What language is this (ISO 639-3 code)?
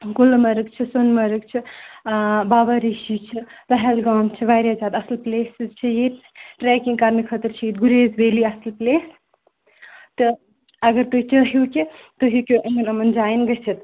kas